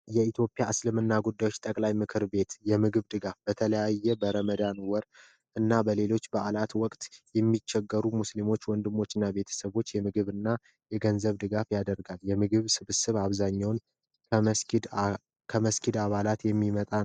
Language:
Amharic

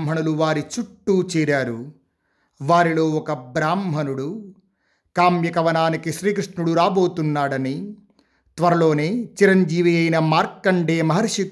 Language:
Telugu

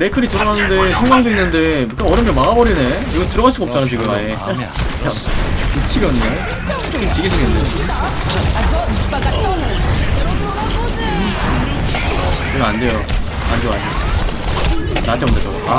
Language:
Korean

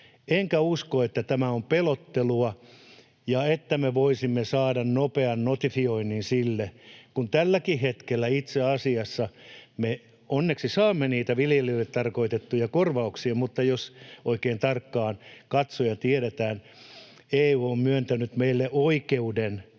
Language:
Finnish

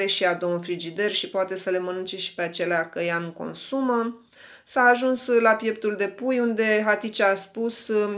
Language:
Romanian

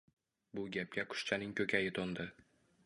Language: Uzbek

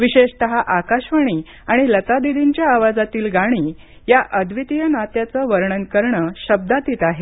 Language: Marathi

